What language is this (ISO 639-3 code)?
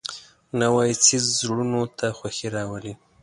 pus